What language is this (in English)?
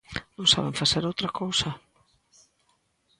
Galician